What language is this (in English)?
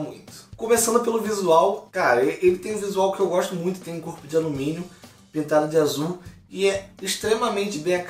Portuguese